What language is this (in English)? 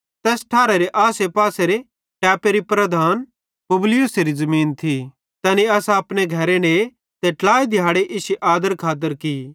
Bhadrawahi